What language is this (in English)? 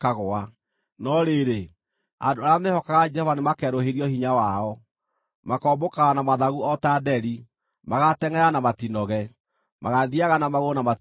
Kikuyu